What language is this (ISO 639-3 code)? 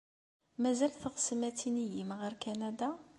kab